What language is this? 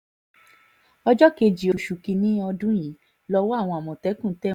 Yoruba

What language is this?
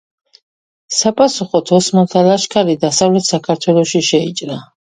Georgian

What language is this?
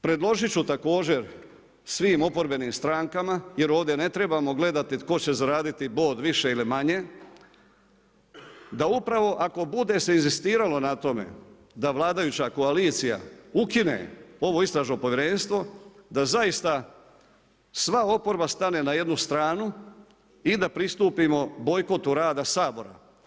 Croatian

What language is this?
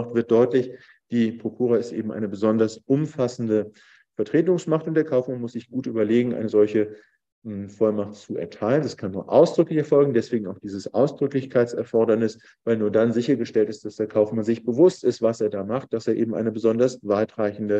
German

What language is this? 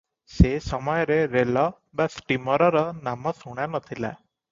Odia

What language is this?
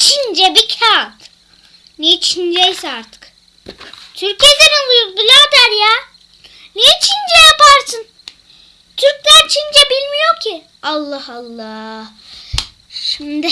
Turkish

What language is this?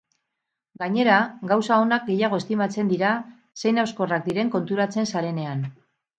Basque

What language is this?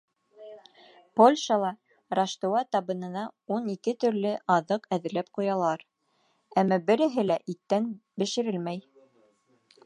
Bashkir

